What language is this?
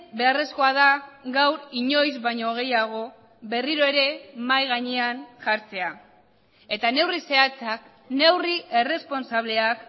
Basque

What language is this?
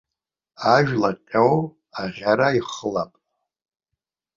Abkhazian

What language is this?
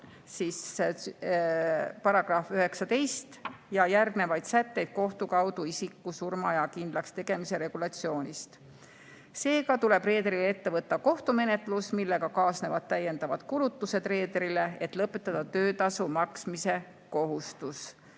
Estonian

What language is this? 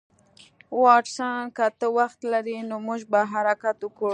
Pashto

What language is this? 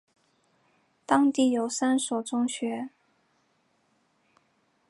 Chinese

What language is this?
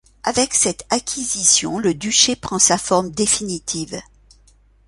French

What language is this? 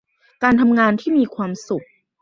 Thai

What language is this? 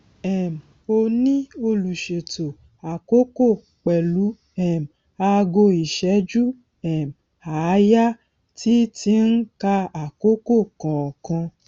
Yoruba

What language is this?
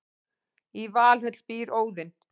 Icelandic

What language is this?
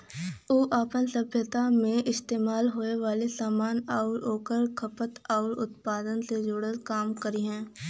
Bhojpuri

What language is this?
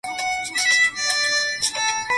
Swahili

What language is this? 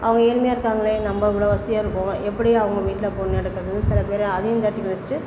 Tamil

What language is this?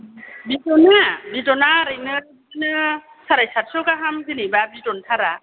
Bodo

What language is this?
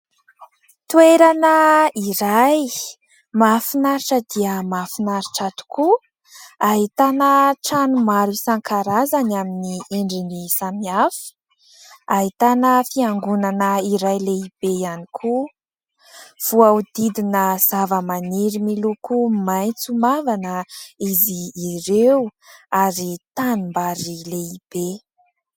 Malagasy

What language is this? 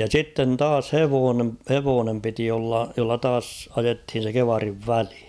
Finnish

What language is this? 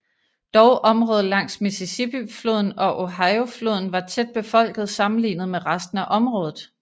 Danish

